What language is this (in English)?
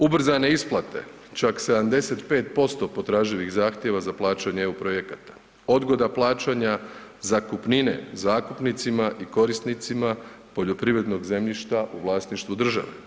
Croatian